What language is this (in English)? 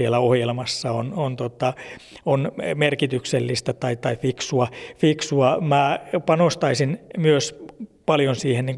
Finnish